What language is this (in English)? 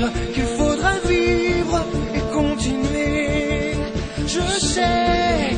French